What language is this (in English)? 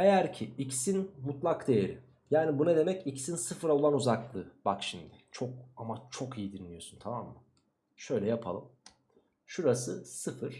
Turkish